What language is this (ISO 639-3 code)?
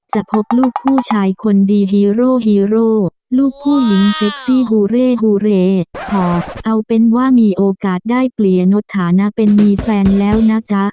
tha